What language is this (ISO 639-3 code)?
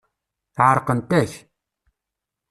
kab